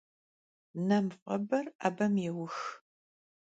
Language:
Kabardian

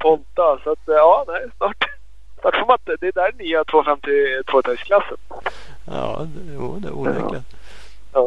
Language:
Swedish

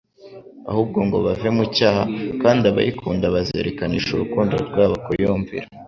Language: Kinyarwanda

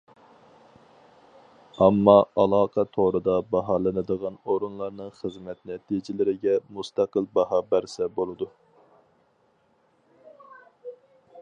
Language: Uyghur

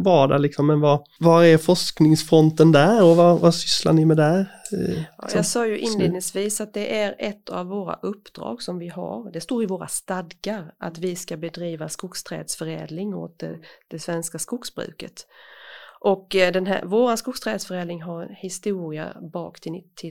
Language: Swedish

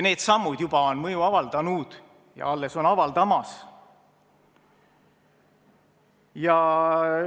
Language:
Estonian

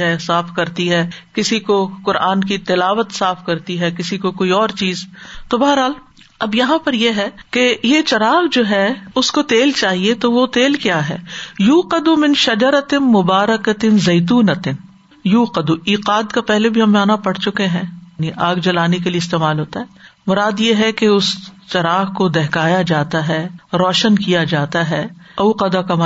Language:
Urdu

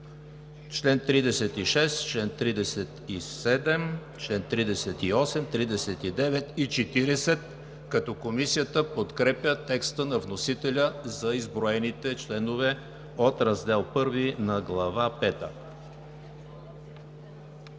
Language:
Bulgarian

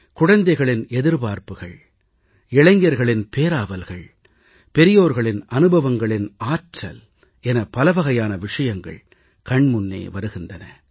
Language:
Tamil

